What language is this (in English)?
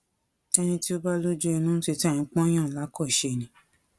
Yoruba